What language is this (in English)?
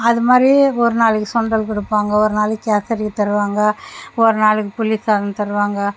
Tamil